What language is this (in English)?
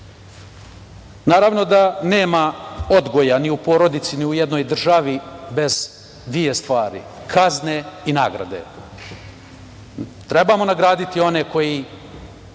Serbian